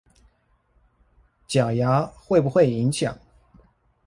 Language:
Chinese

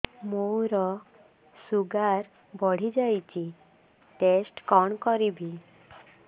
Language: Odia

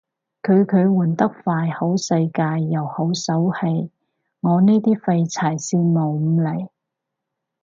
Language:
Cantonese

